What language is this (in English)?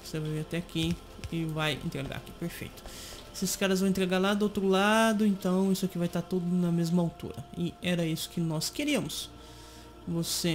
Portuguese